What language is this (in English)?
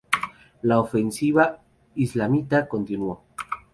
Spanish